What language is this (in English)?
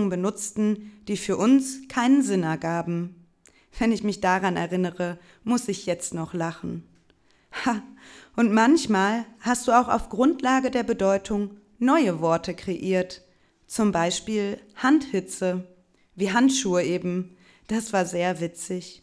German